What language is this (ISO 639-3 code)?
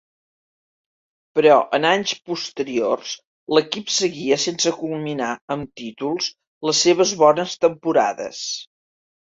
cat